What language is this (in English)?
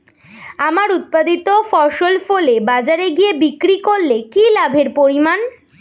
Bangla